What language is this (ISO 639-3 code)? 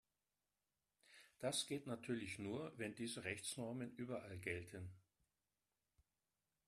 deu